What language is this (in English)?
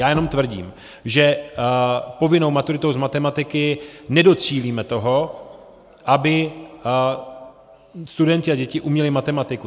Czech